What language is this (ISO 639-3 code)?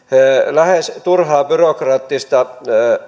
fin